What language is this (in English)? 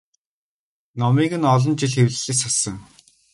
Mongolian